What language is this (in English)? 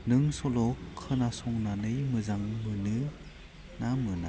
Bodo